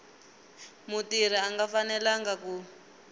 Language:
Tsonga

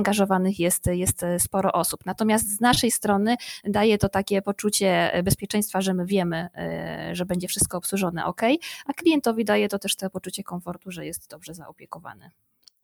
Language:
Polish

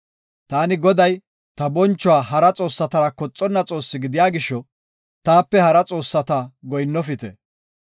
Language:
Gofa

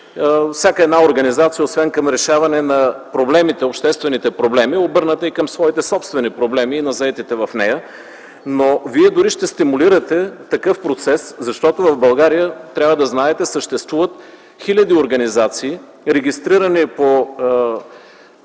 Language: Bulgarian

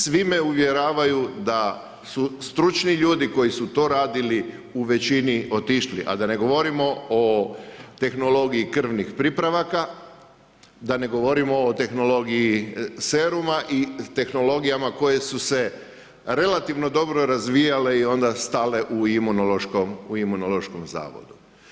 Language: Croatian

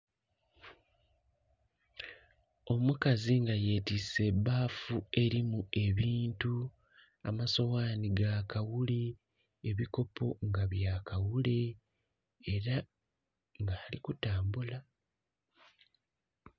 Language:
Soga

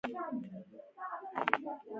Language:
Pashto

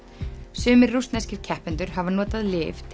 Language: Icelandic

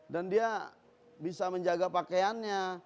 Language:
Indonesian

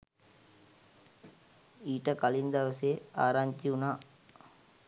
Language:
Sinhala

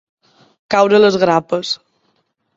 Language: Catalan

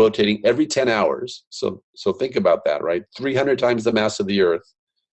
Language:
English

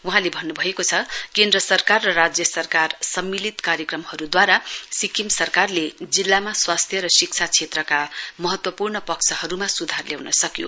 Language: Nepali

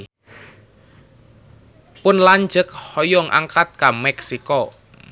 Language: Sundanese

